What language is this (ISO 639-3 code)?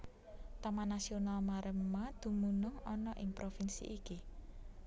jav